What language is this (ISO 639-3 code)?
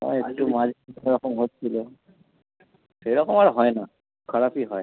ben